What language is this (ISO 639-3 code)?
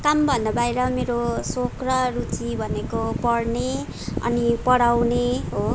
nep